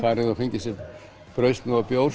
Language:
Icelandic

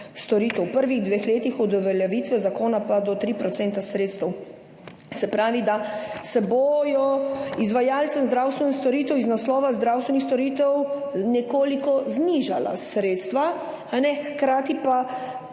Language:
Slovenian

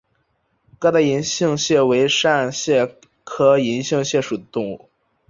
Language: Chinese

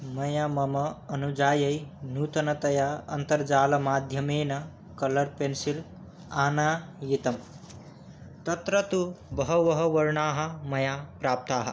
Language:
Sanskrit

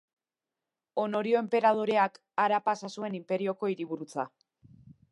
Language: Basque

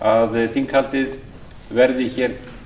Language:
Icelandic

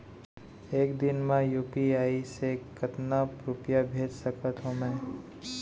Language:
Chhattisgarhi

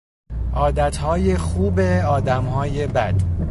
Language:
Persian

